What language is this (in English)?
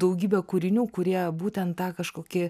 Lithuanian